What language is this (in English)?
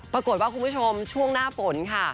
Thai